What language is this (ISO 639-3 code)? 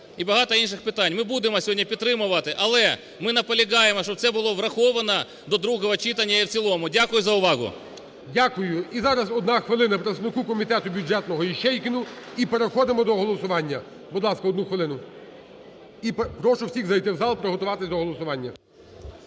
ukr